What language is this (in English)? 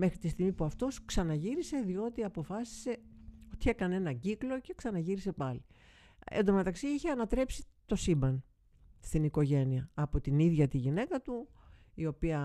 Greek